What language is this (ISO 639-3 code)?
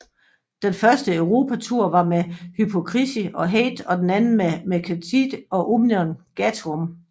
dan